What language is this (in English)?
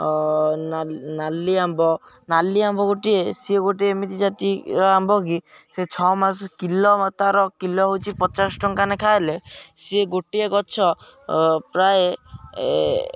Odia